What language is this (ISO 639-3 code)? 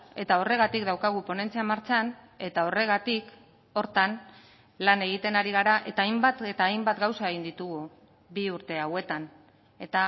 eus